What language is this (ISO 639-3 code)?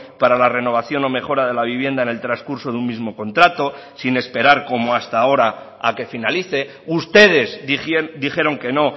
spa